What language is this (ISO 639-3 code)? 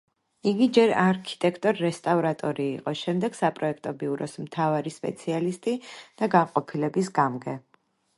kat